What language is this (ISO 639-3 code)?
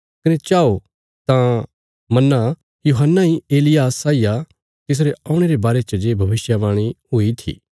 kfs